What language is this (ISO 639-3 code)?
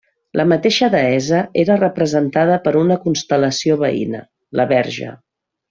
cat